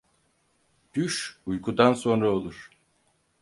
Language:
Turkish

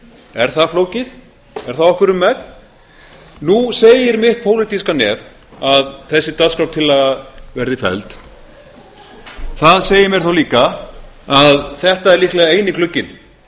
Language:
Icelandic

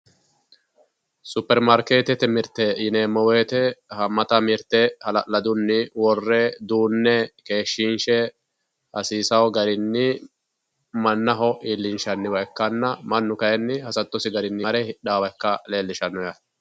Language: Sidamo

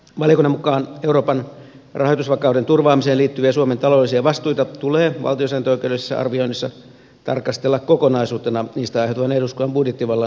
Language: Finnish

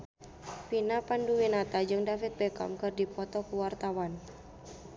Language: Sundanese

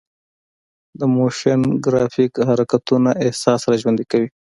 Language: Pashto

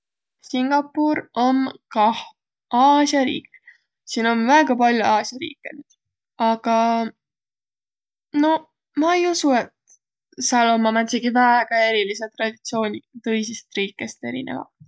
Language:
Võro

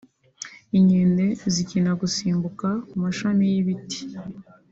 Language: Kinyarwanda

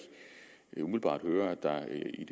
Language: Danish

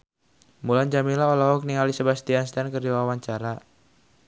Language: Sundanese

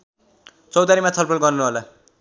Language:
Nepali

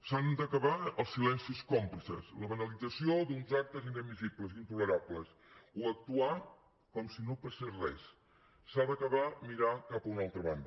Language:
Catalan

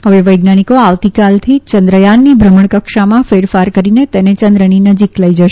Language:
Gujarati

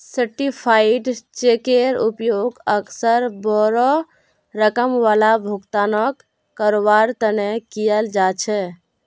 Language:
Magahi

